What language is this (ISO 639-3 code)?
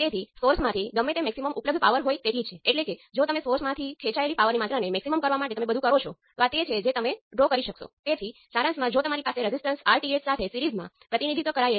guj